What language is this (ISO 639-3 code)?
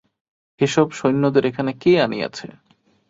ben